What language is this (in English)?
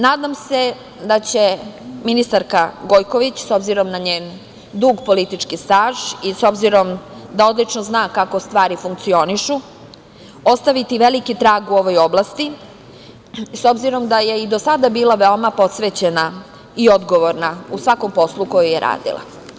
Serbian